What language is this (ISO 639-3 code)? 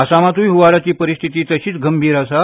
kok